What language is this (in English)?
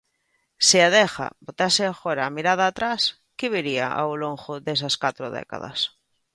Galician